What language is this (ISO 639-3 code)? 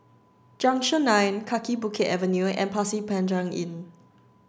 eng